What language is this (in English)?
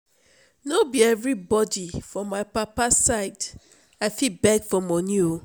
Nigerian Pidgin